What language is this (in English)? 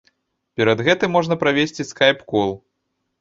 Belarusian